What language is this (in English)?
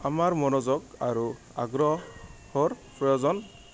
Assamese